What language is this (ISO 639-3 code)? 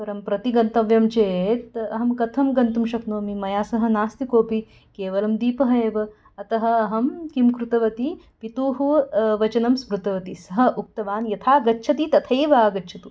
san